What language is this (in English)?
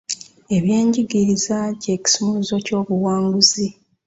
Ganda